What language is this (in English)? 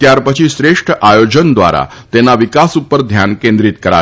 Gujarati